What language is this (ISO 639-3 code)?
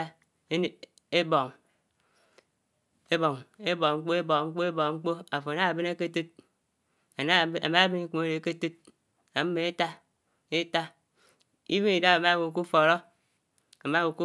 anw